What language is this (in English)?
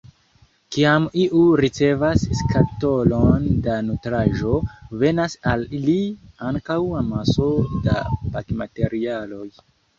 Esperanto